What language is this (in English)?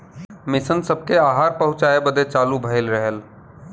Bhojpuri